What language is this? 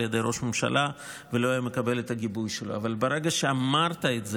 Hebrew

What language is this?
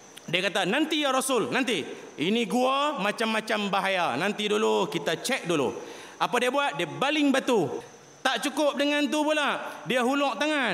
Malay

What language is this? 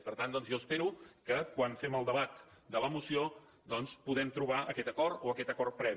Catalan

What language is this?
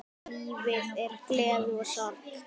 Icelandic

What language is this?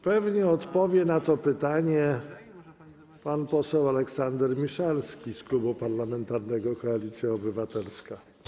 Polish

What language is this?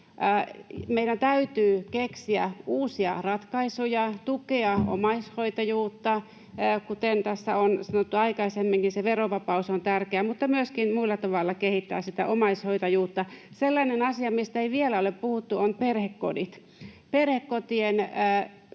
Finnish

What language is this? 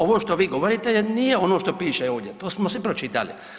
Croatian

